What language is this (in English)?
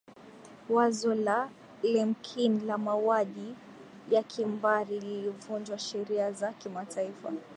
Swahili